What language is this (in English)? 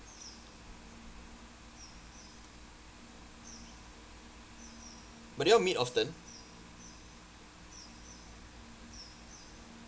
English